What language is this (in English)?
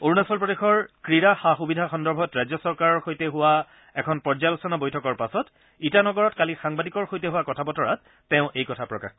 Assamese